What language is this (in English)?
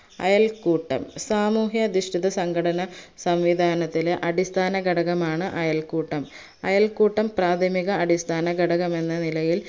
Malayalam